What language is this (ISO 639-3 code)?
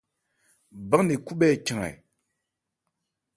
ebr